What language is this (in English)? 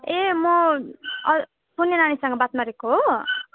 Nepali